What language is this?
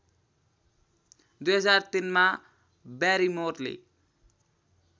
Nepali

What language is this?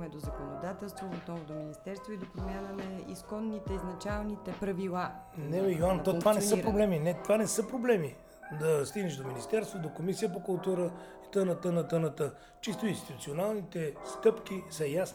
Bulgarian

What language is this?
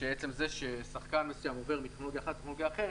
Hebrew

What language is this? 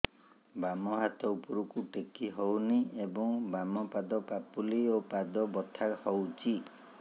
Odia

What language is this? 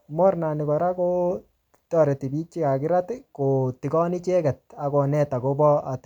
Kalenjin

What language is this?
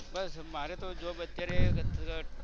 Gujarati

